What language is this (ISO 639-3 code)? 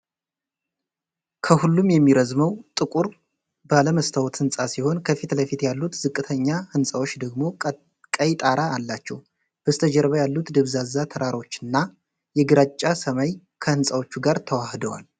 amh